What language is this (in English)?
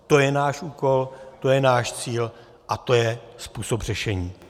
Czech